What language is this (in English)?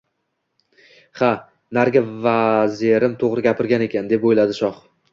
Uzbek